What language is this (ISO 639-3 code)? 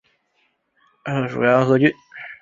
zho